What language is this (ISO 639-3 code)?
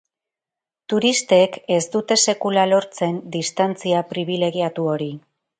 eus